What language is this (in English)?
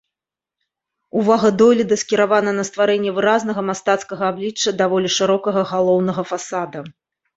Belarusian